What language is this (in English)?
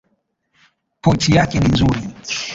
Swahili